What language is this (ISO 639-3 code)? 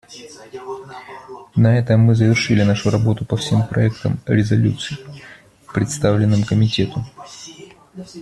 rus